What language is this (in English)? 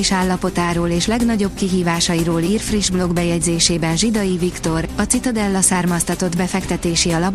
Hungarian